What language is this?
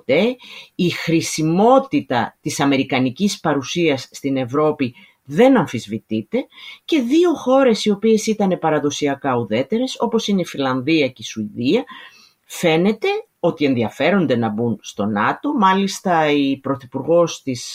Greek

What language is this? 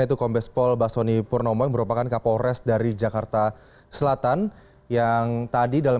Indonesian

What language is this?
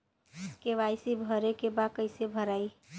Bhojpuri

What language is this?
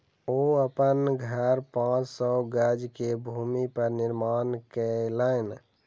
Maithili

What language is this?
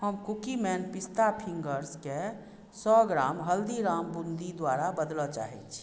Maithili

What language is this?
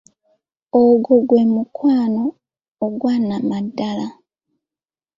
Ganda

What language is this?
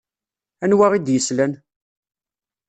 Kabyle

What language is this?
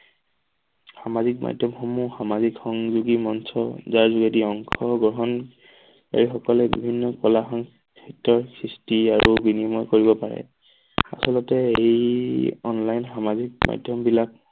Assamese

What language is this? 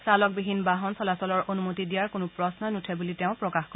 Assamese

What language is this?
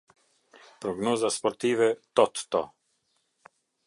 Albanian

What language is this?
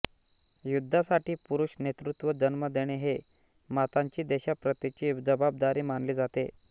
Marathi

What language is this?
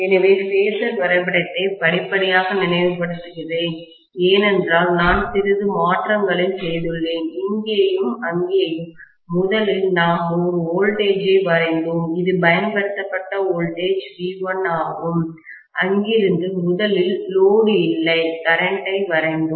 Tamil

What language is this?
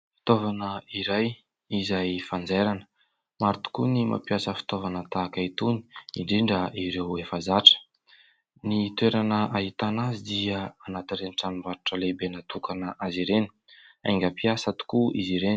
Malagasy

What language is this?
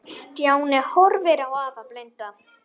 Icelandic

